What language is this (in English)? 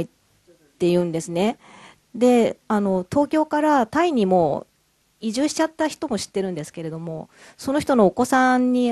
Japanese